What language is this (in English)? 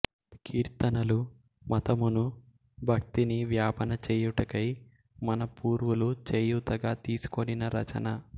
Telugu